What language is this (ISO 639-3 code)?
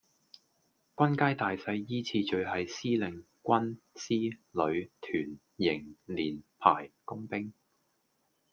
yue